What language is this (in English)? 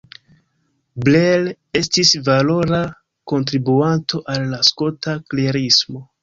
Esperanto